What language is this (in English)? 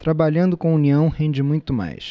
Portuguese